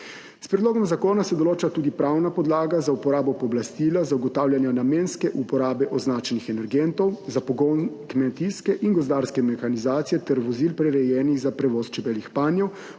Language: Slovenian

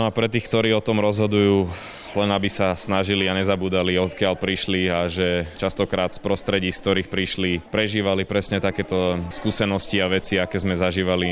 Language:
Slovak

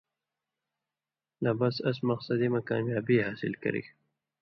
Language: Indus Kohistani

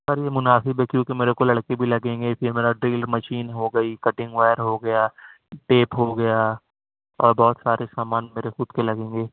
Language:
Urdu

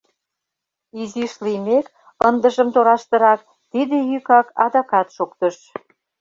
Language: Mari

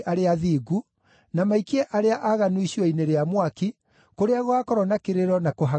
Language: Kikuyu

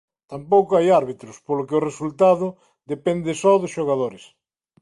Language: Galician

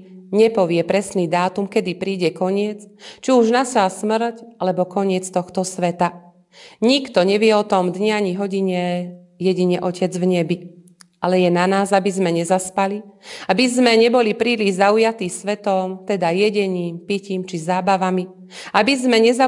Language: Slovak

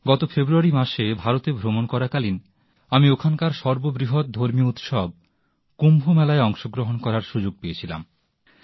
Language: Bangla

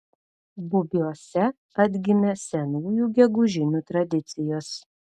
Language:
Lithuanian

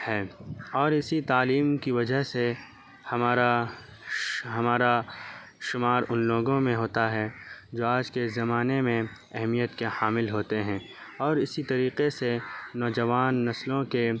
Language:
Urdu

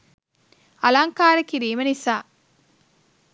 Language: Sinhala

